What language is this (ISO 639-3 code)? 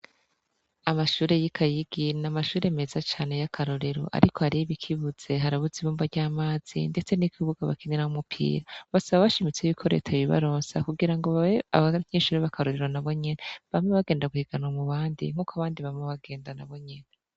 run